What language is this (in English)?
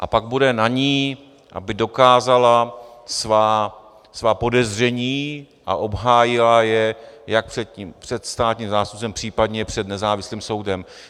Czech